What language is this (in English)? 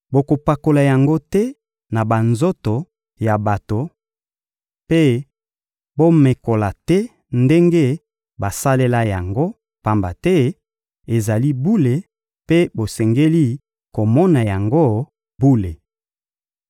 Lingala